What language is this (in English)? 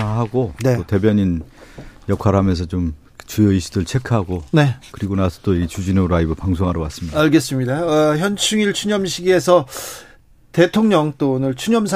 Korean